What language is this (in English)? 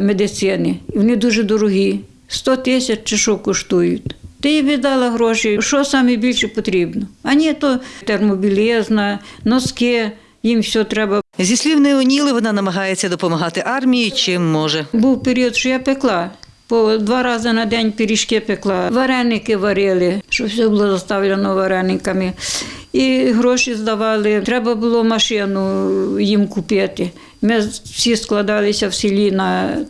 Ukrainian